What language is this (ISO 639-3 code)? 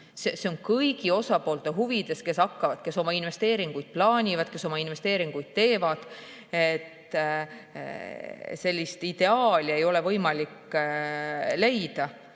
est